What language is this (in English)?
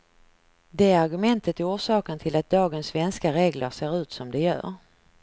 Swedish